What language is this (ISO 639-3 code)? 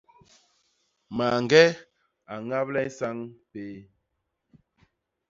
bas